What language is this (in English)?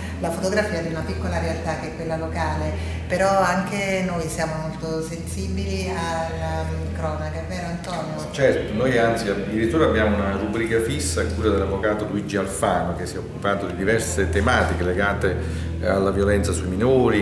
Italian